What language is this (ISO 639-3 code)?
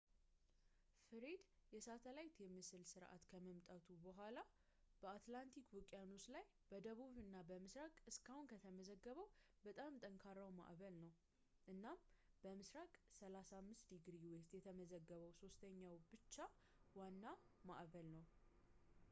amh